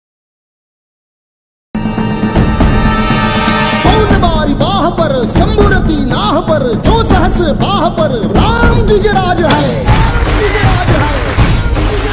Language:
Romanian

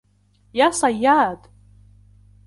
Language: Arabic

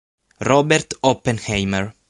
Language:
Italian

